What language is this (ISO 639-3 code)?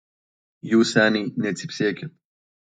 lit